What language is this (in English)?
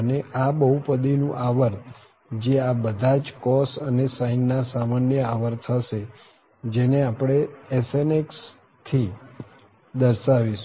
Gujarati